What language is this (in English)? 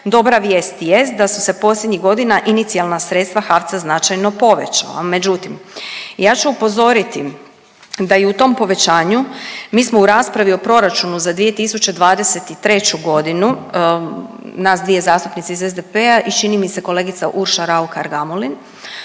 Croatian